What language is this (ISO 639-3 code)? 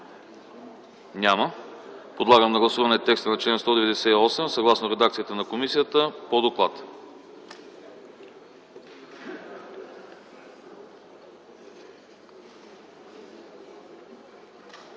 bul